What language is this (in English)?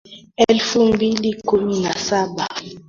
Swahili